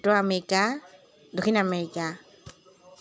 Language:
Assamese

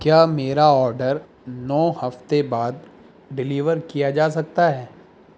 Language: Urdu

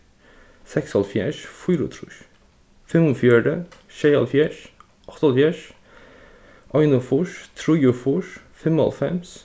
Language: Faroese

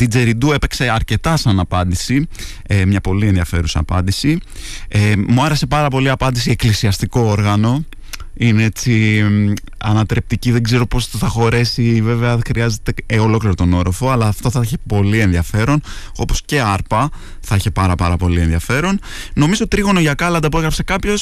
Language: Greek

